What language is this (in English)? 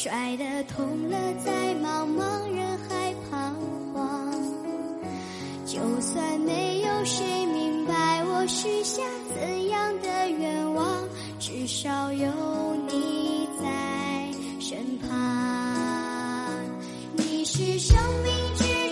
Chinese